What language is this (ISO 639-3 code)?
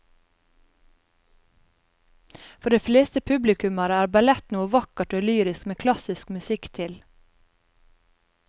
nor